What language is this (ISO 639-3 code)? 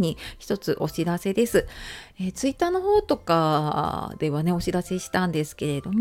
jpn